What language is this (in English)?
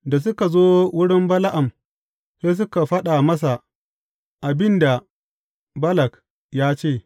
Hausa